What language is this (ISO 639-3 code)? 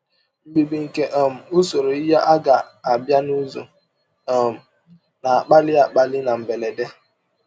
ibo